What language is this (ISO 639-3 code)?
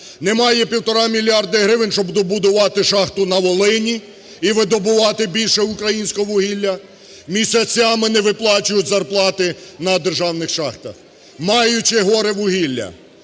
ukr